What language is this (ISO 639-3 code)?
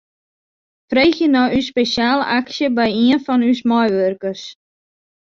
fry